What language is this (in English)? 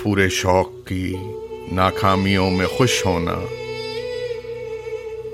Urdu